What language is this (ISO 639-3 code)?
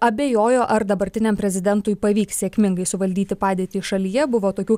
lit